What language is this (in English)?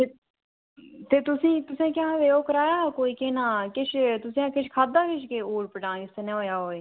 Dogri